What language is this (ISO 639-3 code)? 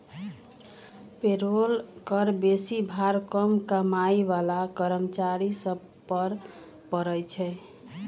mag